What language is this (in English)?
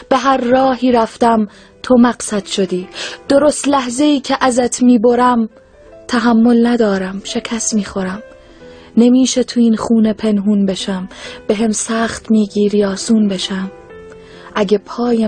Persian